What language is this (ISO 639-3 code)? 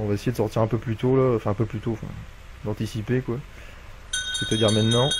fra